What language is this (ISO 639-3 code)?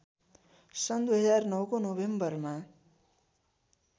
nep